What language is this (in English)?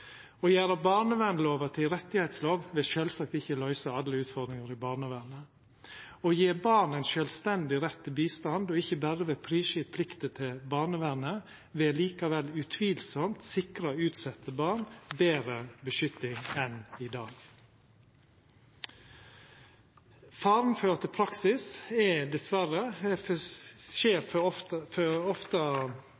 Norwegian Nynorsk